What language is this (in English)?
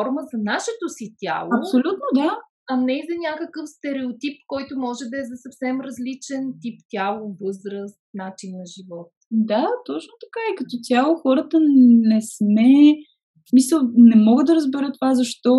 Bulgarian